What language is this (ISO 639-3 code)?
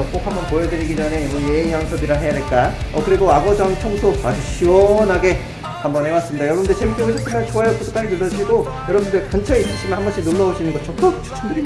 kor